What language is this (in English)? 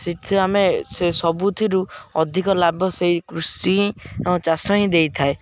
Odia